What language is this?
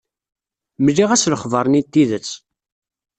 Kabyle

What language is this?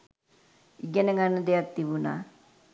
Sinhala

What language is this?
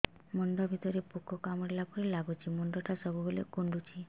Odia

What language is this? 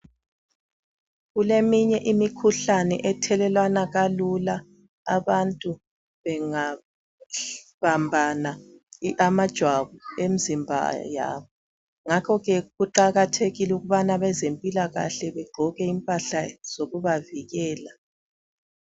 North Ndebele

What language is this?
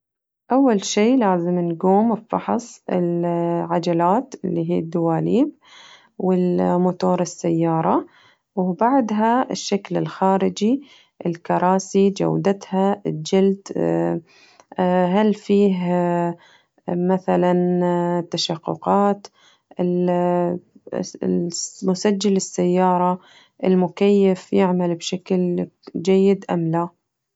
Najdi Arabic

